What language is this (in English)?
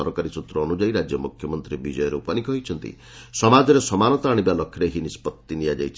Odia